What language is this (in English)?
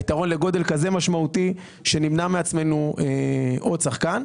Hebrew